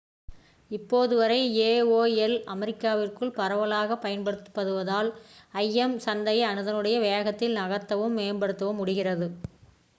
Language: Tamil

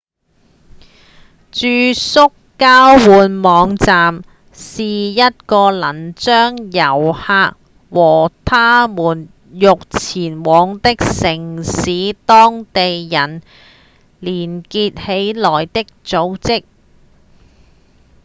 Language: Cantonese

